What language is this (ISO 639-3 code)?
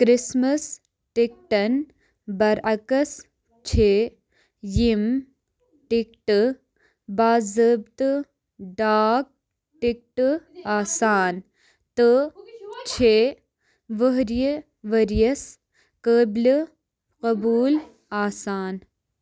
kas